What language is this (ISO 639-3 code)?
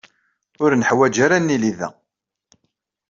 kab